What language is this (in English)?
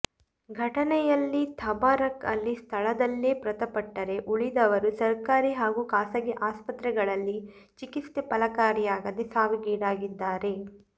Kannada